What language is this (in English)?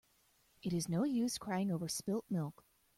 English